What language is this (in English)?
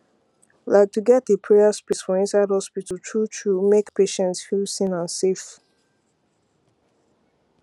Nigerian Pidgin